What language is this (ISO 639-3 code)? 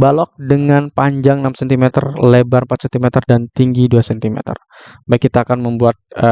ind